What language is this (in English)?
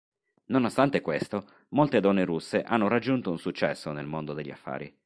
Italian